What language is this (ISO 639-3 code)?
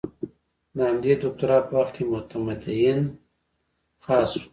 pus